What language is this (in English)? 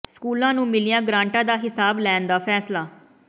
Punjabi